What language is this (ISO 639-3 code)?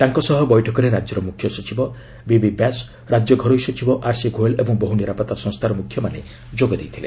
ori